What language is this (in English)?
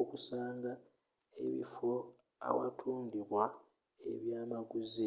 Ganda